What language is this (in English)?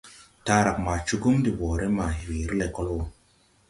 Tupuri